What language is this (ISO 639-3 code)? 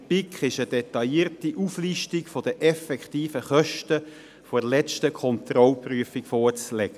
gsw